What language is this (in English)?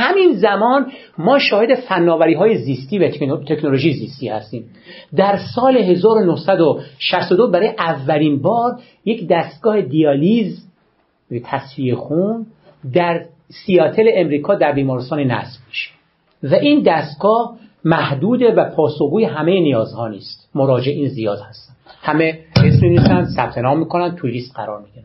Persian